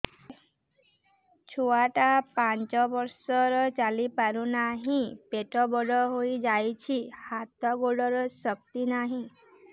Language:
Odia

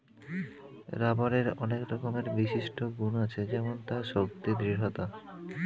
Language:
Bangla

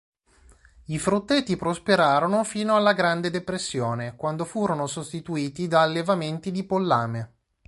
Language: Italian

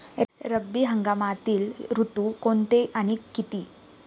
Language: Marathi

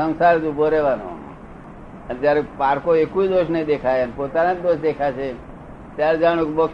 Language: Gujarati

